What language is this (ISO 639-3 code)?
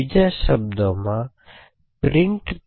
guj